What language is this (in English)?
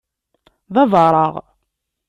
Kabyle